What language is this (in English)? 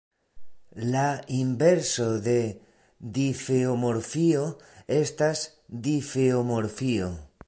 Esperanto